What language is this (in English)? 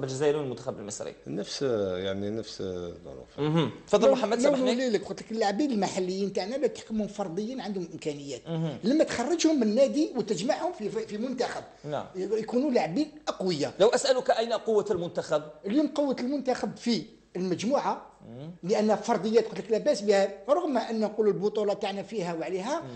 Arabic